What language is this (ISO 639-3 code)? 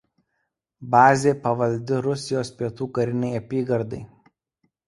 lit